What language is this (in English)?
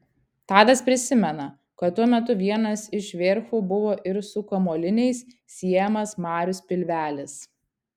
Lithuanian